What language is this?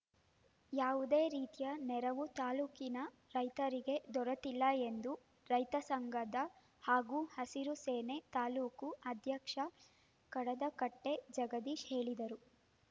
Kannada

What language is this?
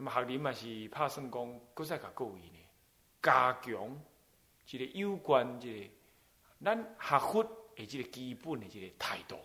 Chinese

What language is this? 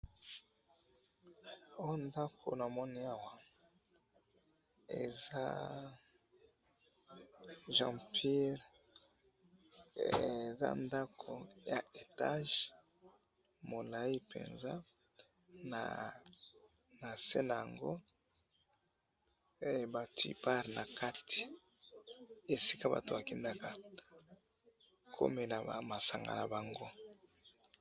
Lingala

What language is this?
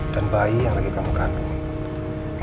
Indonesian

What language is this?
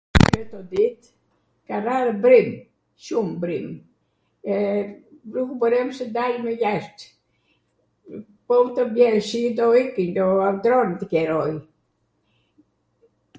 Arvanitika Albanian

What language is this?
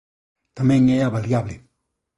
Galician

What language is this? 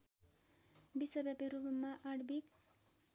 Nepali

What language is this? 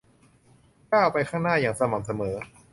Thai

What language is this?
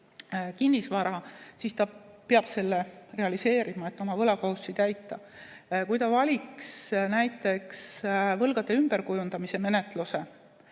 Estonian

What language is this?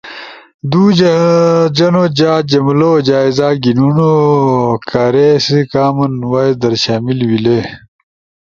Ushojo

